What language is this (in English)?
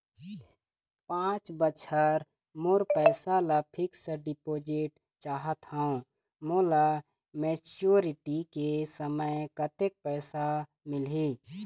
Chhattisgarhi